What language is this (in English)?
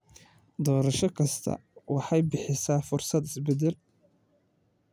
Somali